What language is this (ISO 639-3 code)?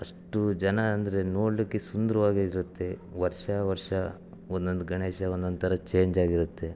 kan